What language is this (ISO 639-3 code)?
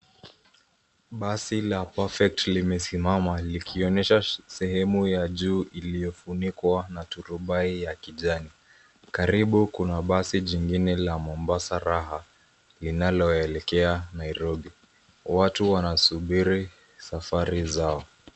swa